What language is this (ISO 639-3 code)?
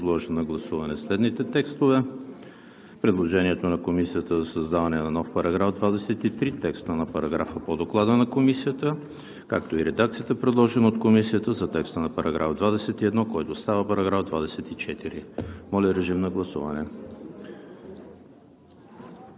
bul